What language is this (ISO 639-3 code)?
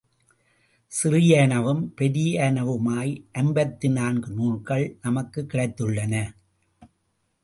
tam